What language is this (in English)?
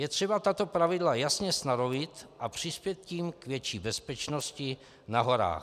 Czech